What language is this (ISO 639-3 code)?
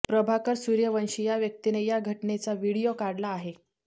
mar